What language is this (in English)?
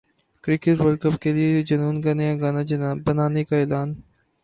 Urdu